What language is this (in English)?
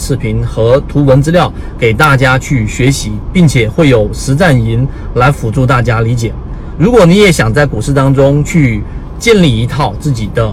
Chinese